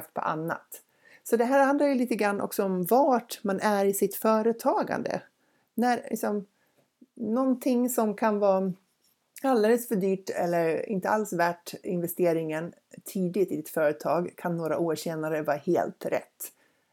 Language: Swedish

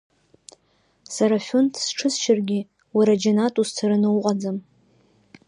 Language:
Abkhazian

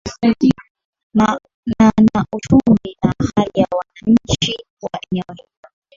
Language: Swahili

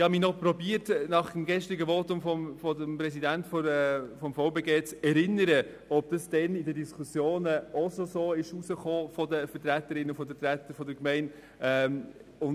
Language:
Swiss German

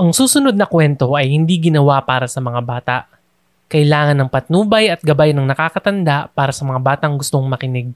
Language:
Filipino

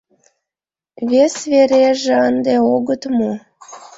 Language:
Mari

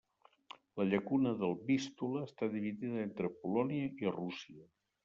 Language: Catalan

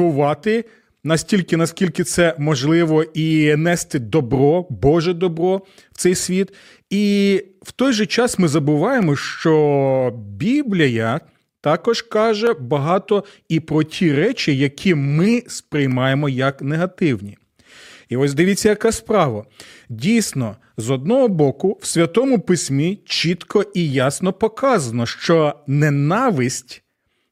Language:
Ukrainian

